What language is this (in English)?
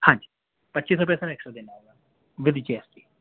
Urdu